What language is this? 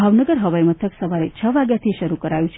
Gujarati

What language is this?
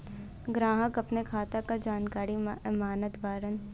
Bhojpuri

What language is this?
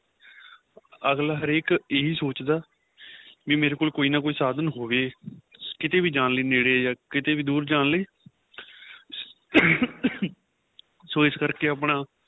Punjabi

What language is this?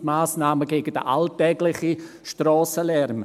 Swiss German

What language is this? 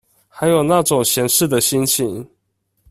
Chinese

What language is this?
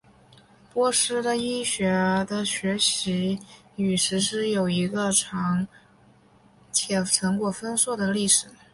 Chinese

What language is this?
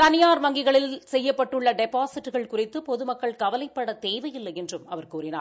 Tamil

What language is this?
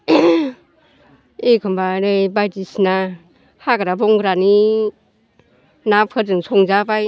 Bodo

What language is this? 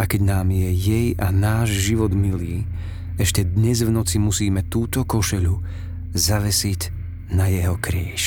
Slovak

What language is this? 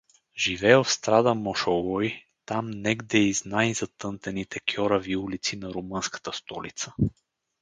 Bulgarian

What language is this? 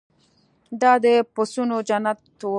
Pashto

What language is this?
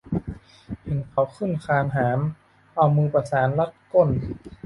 Thai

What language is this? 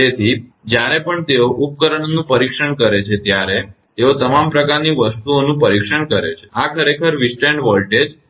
Gujarati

